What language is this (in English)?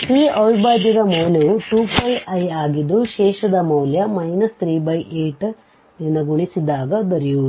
Kannada